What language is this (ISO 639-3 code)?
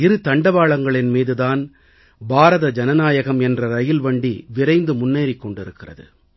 tam